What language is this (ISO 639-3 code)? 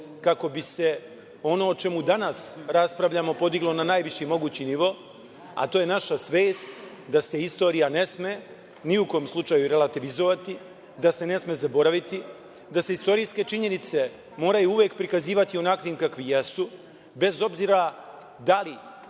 srp